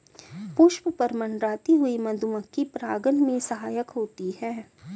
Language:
Hindi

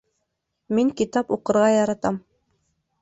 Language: Bashkir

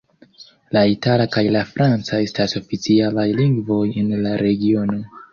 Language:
Esperanto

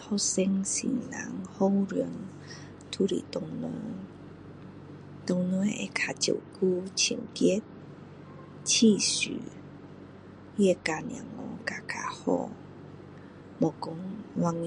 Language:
Min Dong Chinese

